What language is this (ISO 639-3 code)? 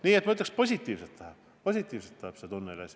est